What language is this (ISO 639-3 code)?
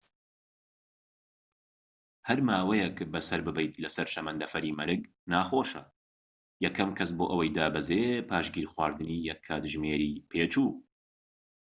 ckb